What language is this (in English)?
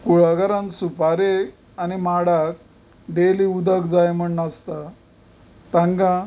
Konkani